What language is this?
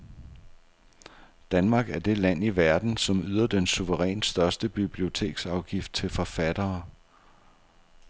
Danish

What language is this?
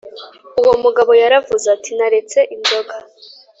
Kinyarwanda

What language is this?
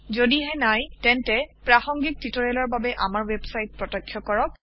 Assamese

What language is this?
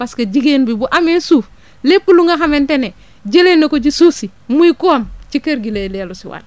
Wolof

